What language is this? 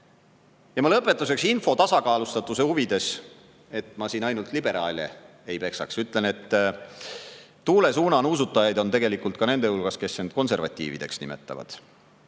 Estonian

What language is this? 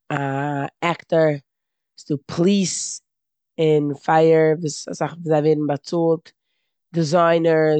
Yiddish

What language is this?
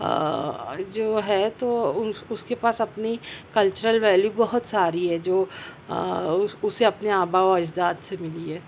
Urdu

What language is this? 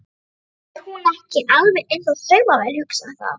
Icelandic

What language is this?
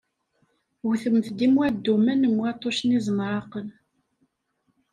Kabyle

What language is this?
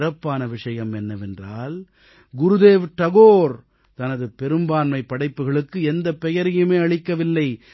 Tamil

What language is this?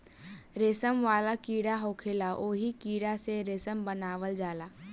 Bhojpuri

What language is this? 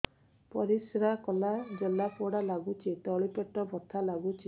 Odia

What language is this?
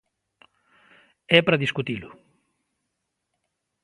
Galician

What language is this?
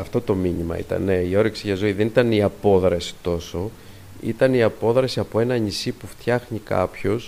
Greek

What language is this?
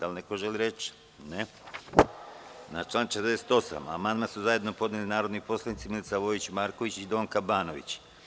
Serbian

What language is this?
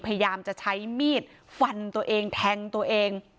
Thai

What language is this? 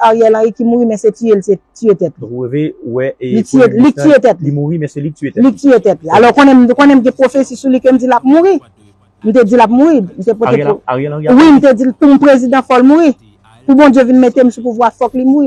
French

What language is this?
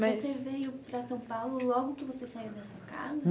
Portuguese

